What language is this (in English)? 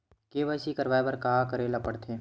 Chhattisgarhi